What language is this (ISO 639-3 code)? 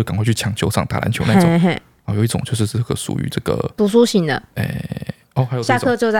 zho